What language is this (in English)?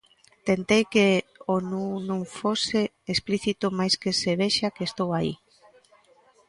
Galician